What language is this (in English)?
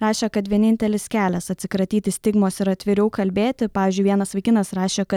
Lithuanian